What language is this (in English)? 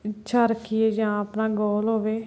Punjabi